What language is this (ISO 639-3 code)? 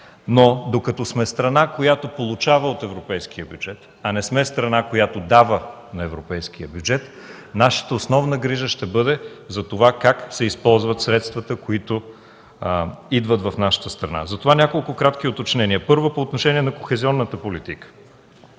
bul